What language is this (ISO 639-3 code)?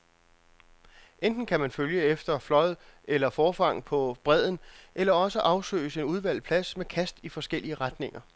dan